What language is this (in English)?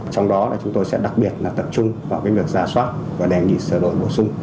Vietnamese